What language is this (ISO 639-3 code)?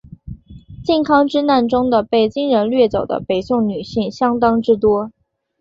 zho